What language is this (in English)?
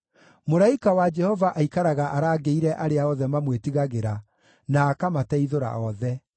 Kikuyu